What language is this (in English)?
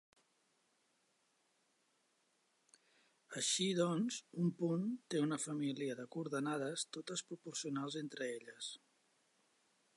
Catalan